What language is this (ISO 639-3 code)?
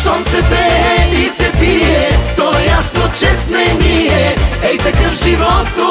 ron